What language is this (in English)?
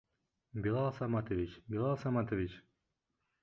Bashkir